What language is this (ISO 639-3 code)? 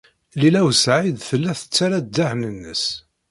kab